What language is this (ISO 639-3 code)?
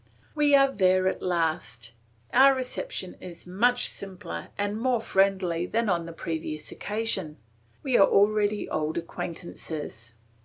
eng